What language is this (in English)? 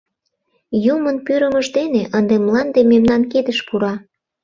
Mari